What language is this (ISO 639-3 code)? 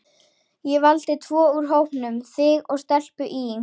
isl